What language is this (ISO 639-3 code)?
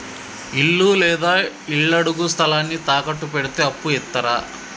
tel